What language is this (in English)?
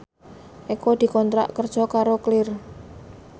Javanese